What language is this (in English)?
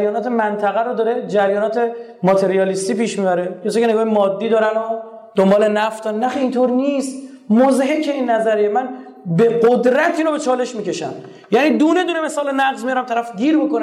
Persian